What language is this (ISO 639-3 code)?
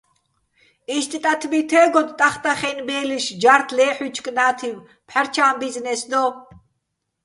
bbl